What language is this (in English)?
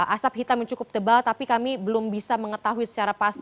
Indonesian